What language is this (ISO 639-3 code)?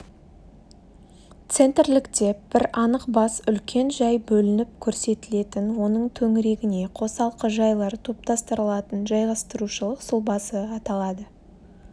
kaz